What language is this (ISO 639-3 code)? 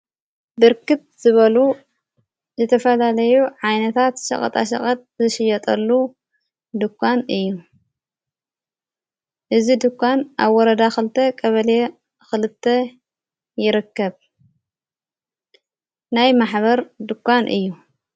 tir